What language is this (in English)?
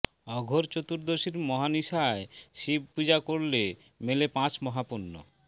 Bangla